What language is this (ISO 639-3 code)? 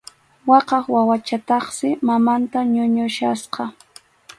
qxu